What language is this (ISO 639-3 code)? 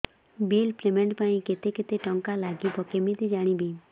ori